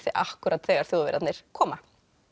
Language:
Icelandic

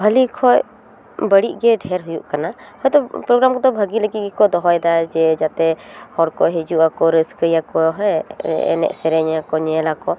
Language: Santali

